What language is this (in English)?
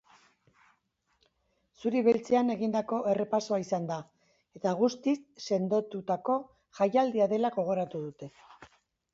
Basque